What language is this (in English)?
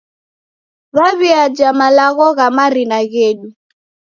Taita